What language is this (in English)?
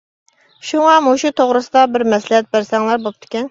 Uyghur